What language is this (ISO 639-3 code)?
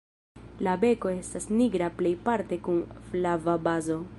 epo